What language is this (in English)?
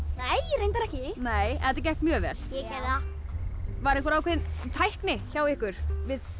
Icelandic